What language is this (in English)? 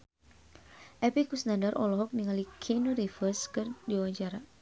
Sundanese